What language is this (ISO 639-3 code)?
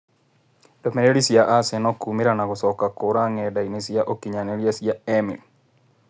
kik